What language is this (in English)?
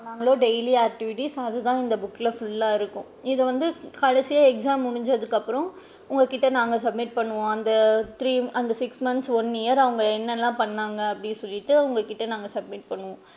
Tamil